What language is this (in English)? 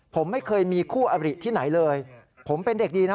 Thai